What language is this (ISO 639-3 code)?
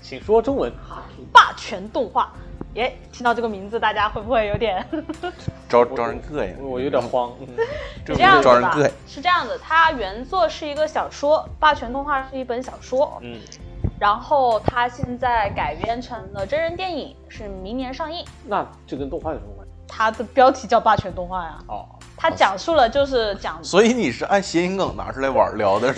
zho